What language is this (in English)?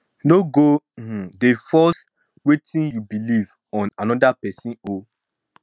Nigerian Pidgin